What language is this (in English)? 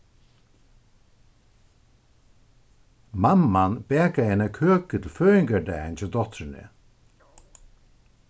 Faroese